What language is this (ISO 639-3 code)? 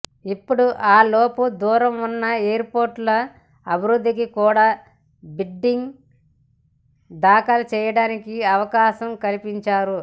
tel